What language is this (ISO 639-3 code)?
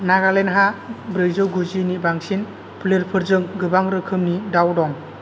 brx